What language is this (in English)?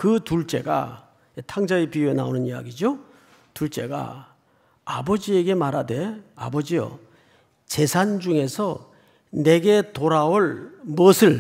Korean